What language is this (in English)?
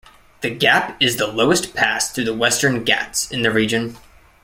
English